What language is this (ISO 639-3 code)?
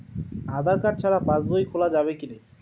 ben